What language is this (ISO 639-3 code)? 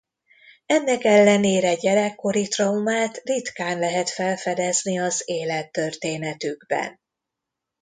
hun